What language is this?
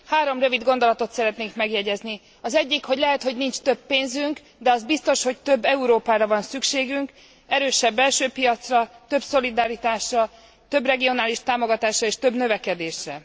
Hungarian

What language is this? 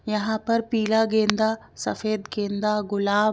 Hindi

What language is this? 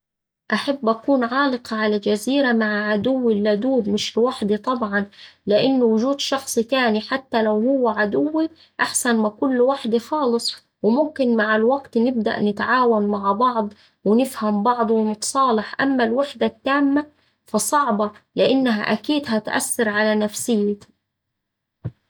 Saidi Arabic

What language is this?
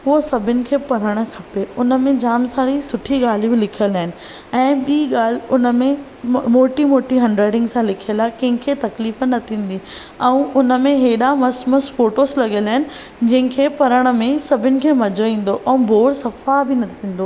Sindhi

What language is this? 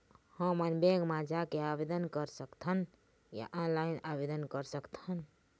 Chhattisgarhi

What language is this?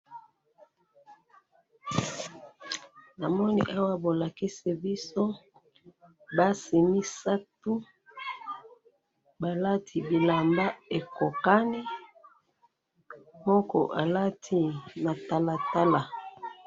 Lingala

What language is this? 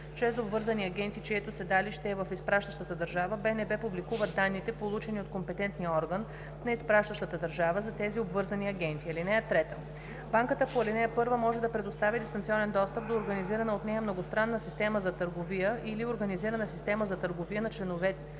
Bulgarian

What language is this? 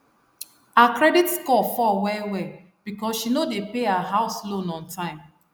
Nigerian Pidgin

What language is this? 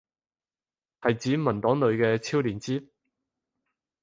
Cantonese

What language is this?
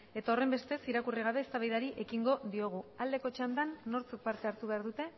Basque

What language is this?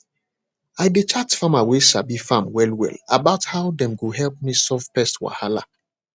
Nigerian Pidgin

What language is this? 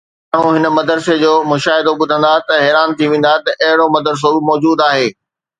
Sindhi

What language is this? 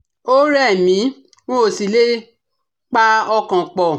Yoruba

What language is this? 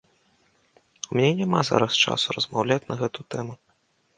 Belarusian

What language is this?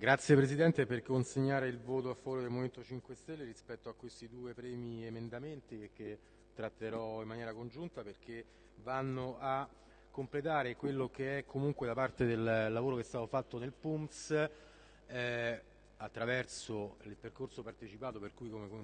Italian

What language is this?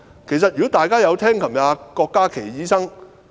Cantonese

